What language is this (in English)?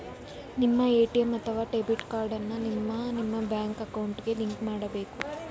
Kannada